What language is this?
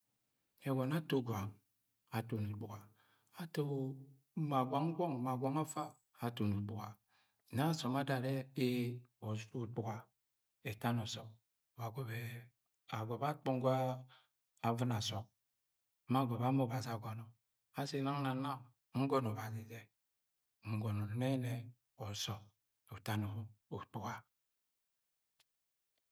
Agwagwune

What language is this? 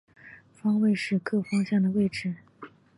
Chinese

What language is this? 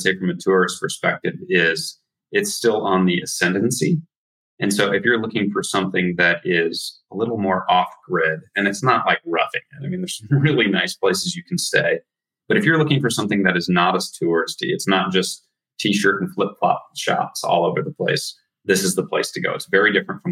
English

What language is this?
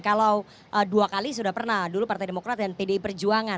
Indonesian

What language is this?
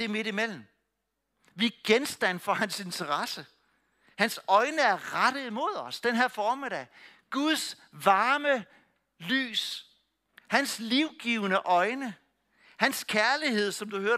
Danish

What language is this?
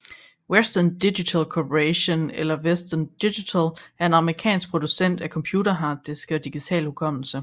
Danish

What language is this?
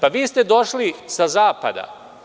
Serbian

